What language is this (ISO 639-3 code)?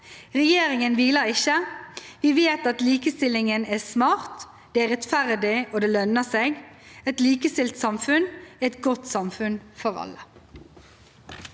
nor